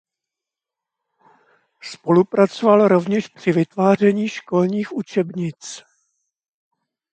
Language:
Czech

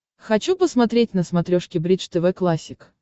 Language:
Russian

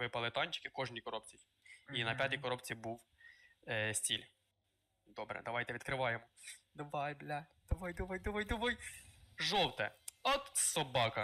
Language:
Ukrainian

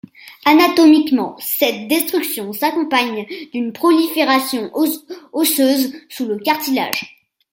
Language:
French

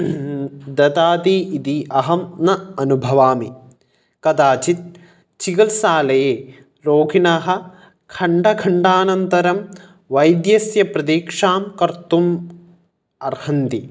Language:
Sanskrit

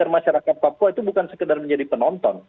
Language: Indonesian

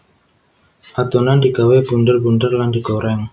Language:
Javanese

